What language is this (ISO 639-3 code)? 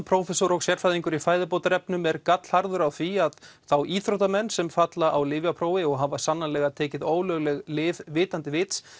isl